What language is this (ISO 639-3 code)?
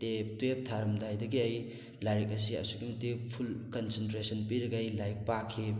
mni